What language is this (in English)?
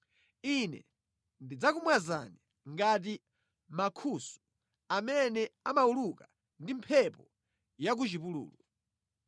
Nyanja